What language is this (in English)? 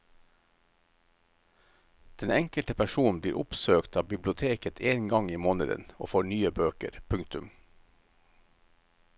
Norwegian